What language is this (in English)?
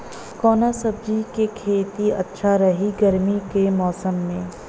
Bhojpuri